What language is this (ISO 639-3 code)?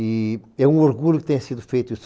por